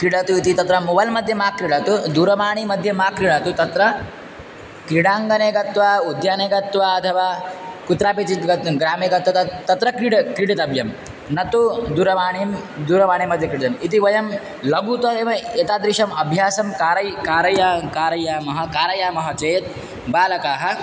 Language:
Sanskrit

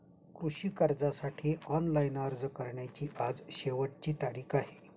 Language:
Marathi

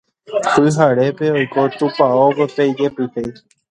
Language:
Guarani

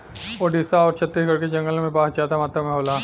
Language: Bhojpuri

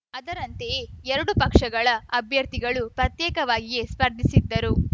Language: Kannada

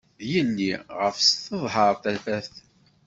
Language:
Kabyle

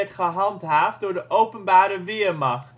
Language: Dutch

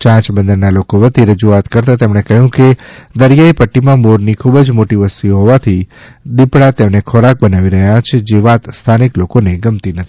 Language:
Gujarati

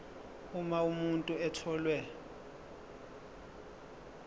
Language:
Zulu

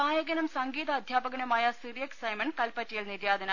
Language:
Malayalam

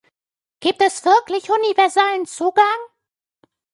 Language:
German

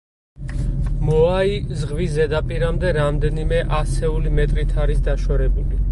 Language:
Georgian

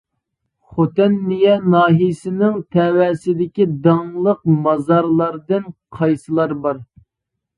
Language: Uyghur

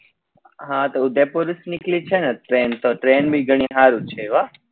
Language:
Gujarati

